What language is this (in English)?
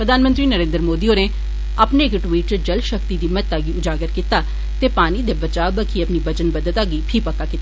Dogri